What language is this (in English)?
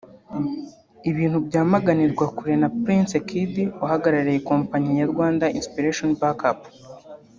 Kinyarwanda